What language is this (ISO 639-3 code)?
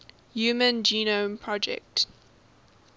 eng